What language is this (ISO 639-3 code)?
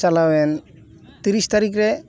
sat